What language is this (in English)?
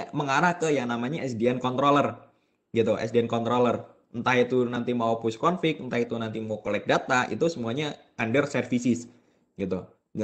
Indonesian